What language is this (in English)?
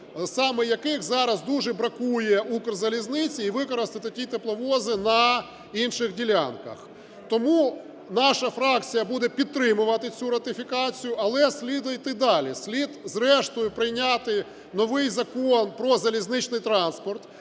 Ukrainian